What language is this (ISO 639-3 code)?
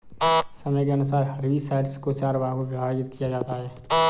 hin